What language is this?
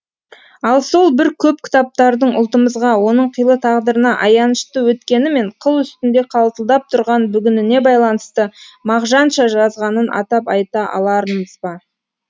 Kazakh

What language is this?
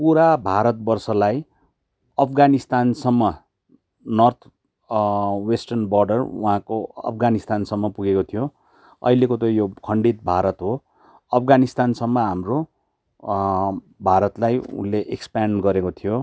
Nepali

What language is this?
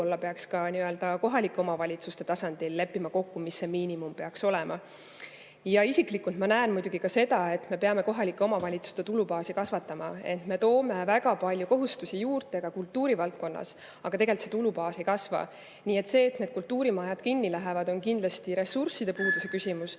Estonian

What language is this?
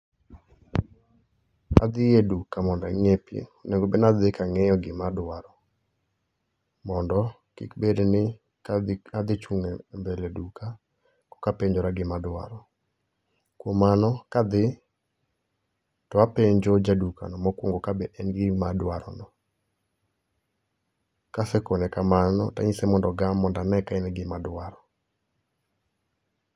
Luo (Kenya and Tanzania)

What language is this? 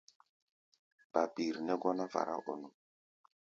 Gbaya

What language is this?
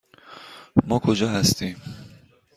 Persian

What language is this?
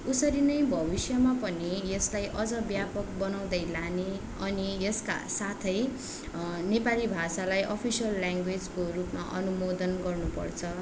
Nepali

